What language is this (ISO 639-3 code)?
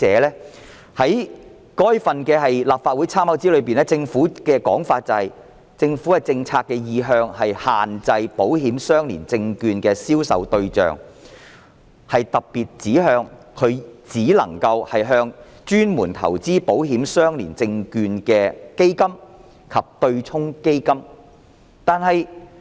yue